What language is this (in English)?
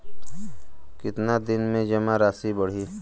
Bhojpuri